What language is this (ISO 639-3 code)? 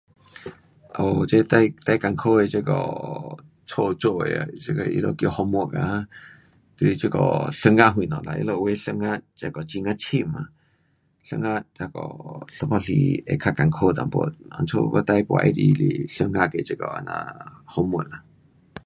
cpx